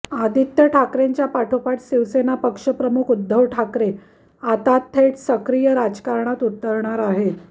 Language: Marathi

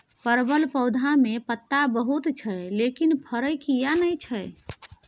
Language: Maithili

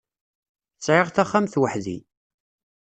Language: Kabyle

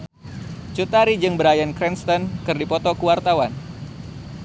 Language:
Sundanese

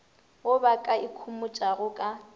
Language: Northern Sotho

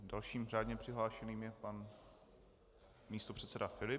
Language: Czech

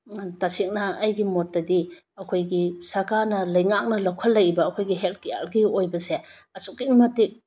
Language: Manipuri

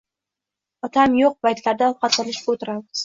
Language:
Uzbek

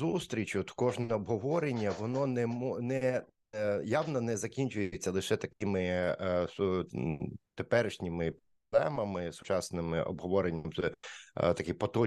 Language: Ukrainian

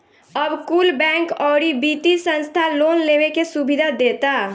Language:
Bhojpuri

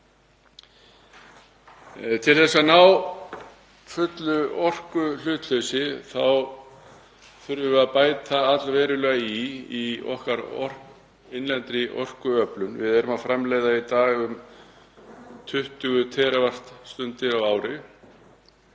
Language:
Icelandic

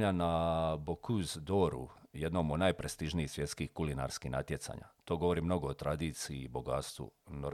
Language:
Croatian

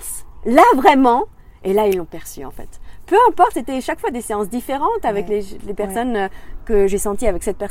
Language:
French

